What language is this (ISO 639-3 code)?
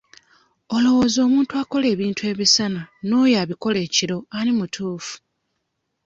lug